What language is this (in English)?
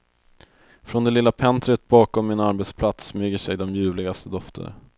Swedish